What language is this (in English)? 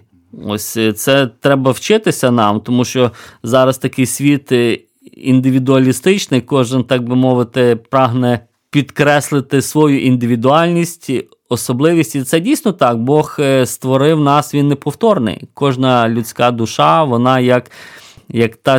Ukrainian